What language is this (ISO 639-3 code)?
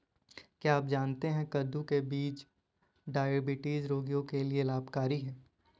hin